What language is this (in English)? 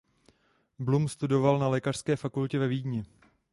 Czech